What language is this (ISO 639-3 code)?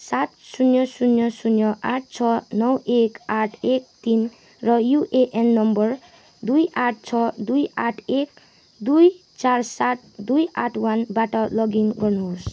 nep